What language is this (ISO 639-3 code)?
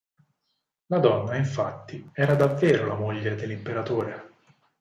ita